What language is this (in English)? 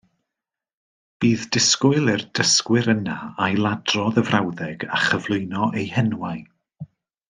Welsh